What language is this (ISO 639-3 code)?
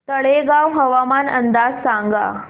mar